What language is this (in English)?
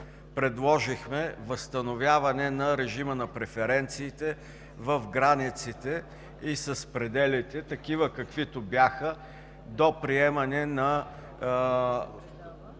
Bulgarian